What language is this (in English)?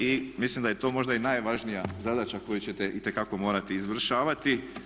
Croatian